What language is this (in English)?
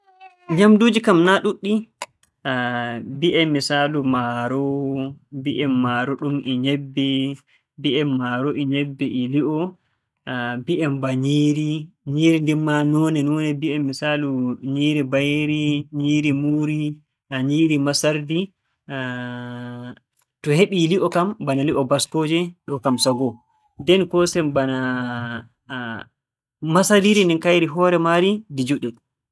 Borgu Fulfulde